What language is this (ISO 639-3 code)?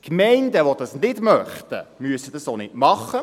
gsw